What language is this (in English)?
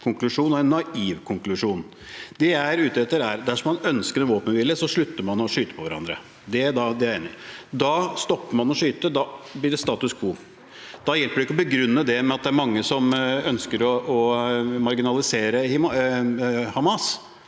Norwegian